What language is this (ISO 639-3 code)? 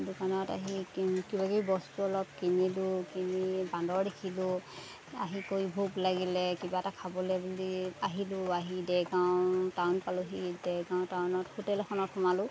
asm